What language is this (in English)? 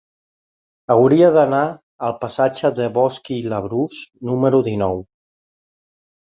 Catalan